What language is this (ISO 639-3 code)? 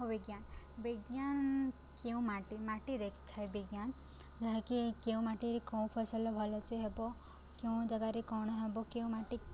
ori